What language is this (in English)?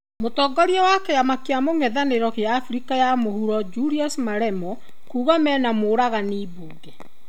Kikuyu